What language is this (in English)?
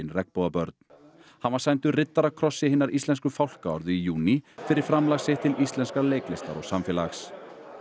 Icelandic